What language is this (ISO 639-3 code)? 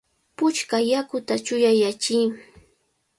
qvl